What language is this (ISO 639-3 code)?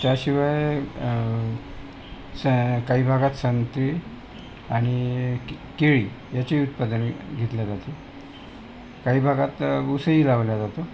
mar